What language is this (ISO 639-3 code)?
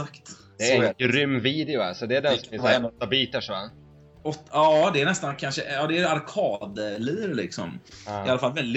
swe